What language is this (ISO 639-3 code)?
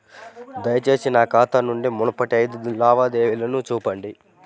tel